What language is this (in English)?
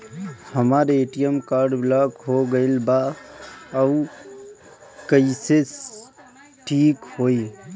Bhojpuri